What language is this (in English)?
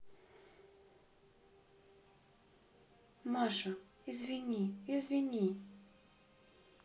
Russian